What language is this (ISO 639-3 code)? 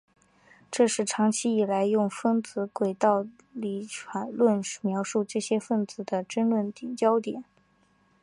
zho